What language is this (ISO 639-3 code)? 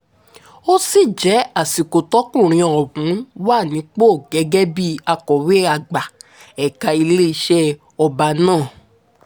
yor